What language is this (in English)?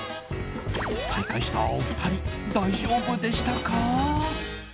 Japanese